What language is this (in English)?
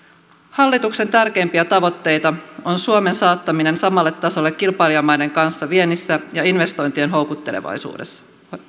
Finnish